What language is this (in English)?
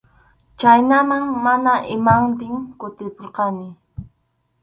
Arequipa-La Unión Quechua